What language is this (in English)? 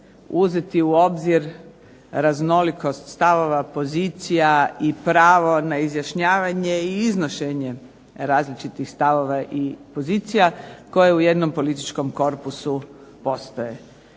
Croatian